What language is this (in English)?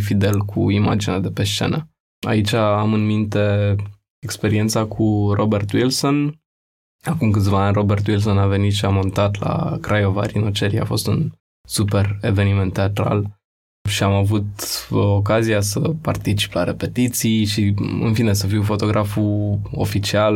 Romanian